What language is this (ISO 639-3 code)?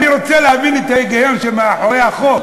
heb